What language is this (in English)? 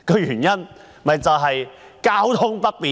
Cantonese